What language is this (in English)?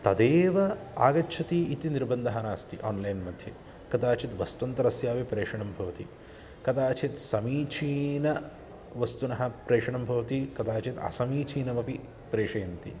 Sanskrit